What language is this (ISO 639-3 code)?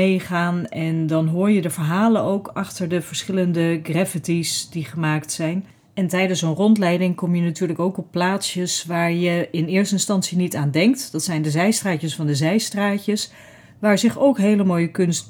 nld